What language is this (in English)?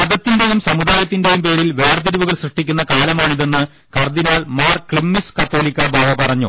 Malayalam